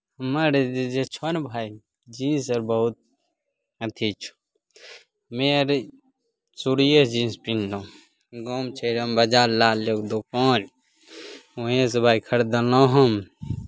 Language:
Maithili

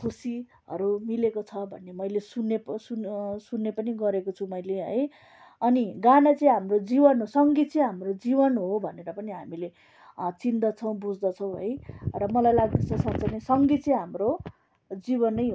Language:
Nepali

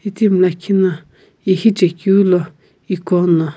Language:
Sumi Naga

